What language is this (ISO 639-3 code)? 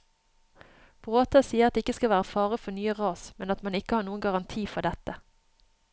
nor